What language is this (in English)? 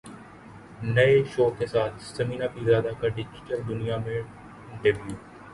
Urdu